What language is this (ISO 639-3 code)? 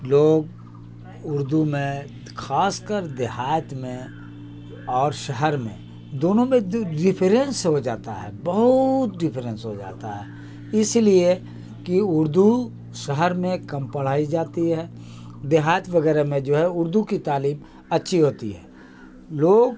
urd